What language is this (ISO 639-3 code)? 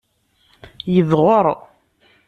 kab